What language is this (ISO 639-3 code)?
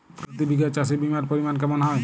ben